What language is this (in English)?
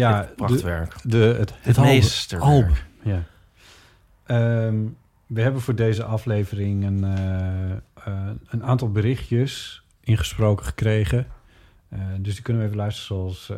Dutch